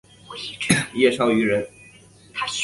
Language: Chinese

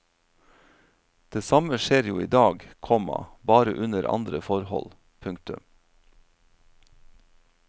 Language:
Norwegian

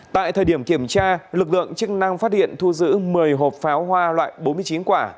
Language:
Vietnamese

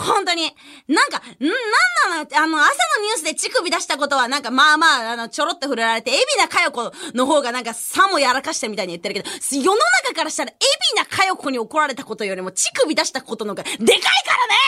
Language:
Japanese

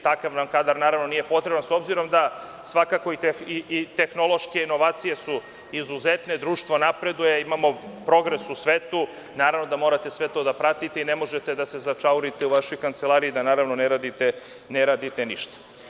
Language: Serbian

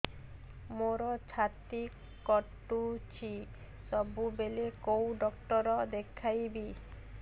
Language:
Odia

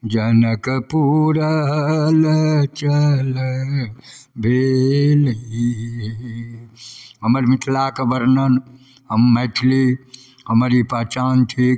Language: Maithili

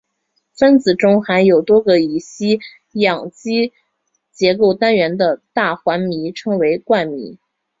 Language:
Chinese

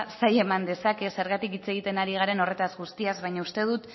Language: Basque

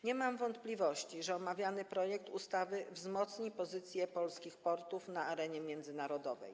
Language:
Polish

